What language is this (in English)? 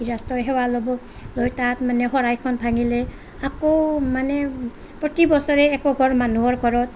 Assamese